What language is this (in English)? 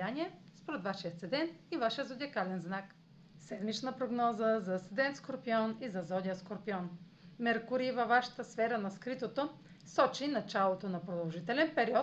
Bulgarian